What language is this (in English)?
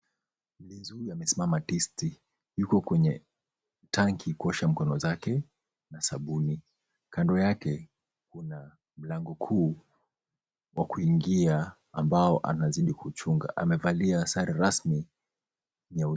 Swahili